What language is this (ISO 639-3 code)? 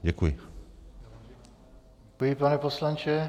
ces